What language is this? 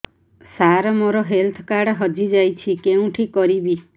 Odia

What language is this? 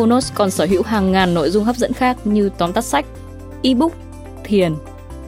Vietnamese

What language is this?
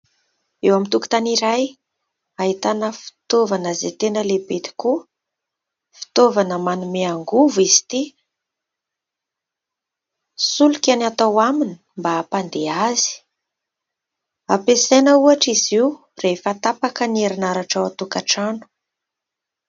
Malagasy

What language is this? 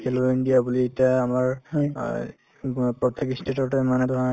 Assamese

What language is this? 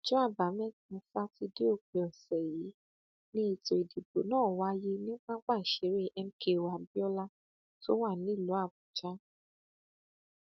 Yoruba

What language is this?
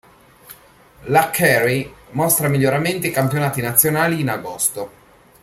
Italian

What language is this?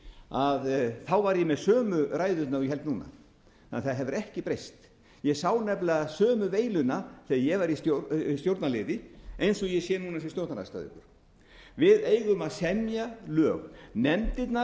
Icelandic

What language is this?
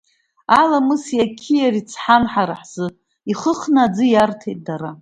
Abkhazian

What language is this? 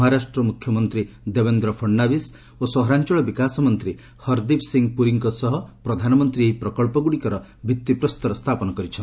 Odia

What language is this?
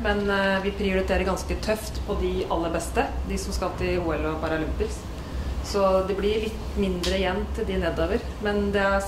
Danish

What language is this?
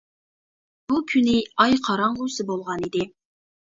Uyghur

